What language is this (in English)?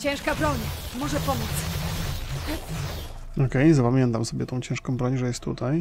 Polish